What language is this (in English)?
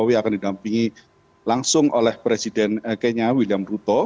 Indonesian